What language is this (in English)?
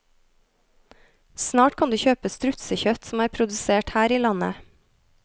Norwegian